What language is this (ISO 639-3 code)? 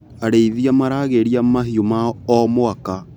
kik